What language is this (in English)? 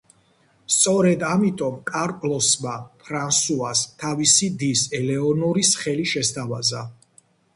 Georgian